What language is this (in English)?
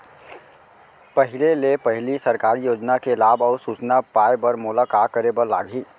Chhattisgarhi